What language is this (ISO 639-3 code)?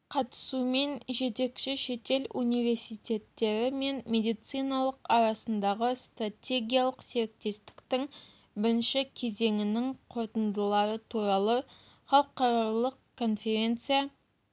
kaz